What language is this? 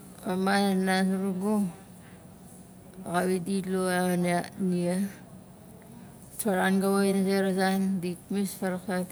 Nalik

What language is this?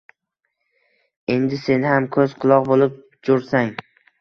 Uzbek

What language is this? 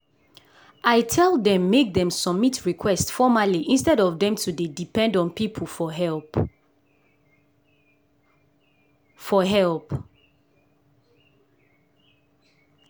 Nigerian Pidgin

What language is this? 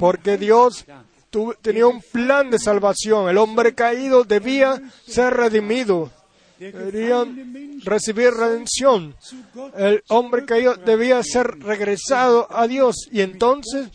Spanish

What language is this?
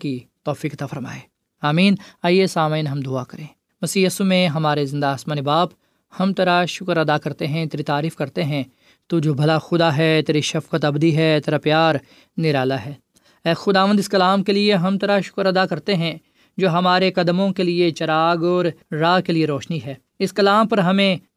Urdu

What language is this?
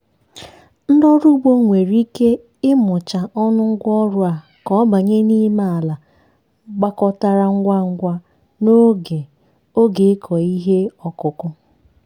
Igbo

